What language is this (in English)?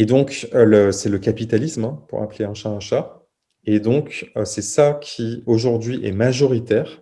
French